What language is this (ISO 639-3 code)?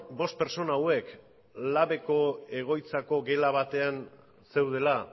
eus